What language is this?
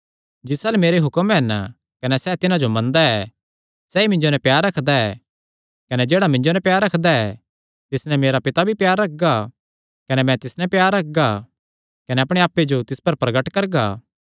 Kangri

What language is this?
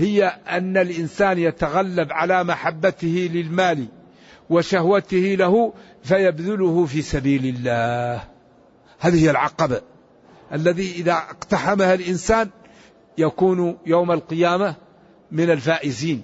Arabic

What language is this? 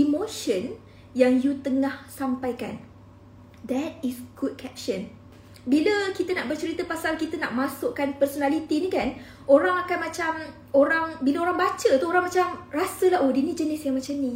Malay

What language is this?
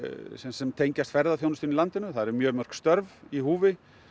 Icelandic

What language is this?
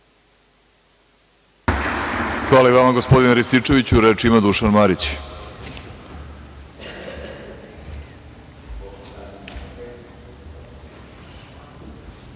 Serbian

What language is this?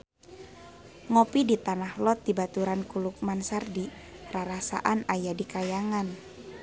Sundanese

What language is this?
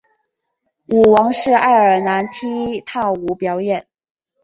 Chinese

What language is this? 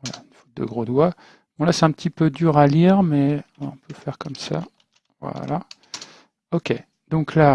French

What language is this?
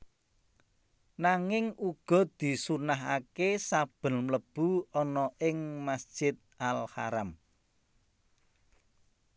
Javanese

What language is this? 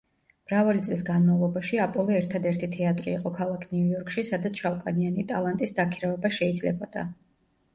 Georgian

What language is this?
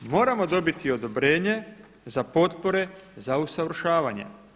Croatian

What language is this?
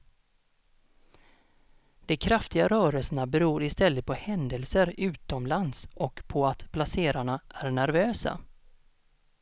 Swedish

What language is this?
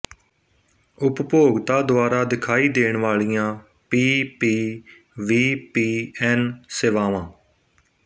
Punjabi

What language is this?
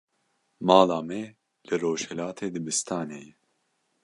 Kurdish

